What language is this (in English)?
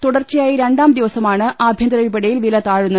Malayalam